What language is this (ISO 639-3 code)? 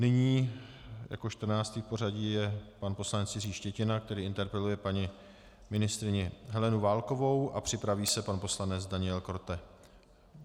ces